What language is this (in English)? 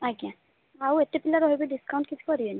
Odia